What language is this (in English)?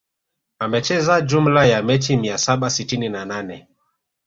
Swahili